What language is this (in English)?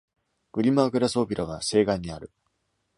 Japanese